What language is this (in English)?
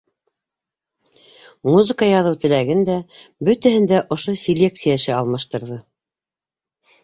Bashkir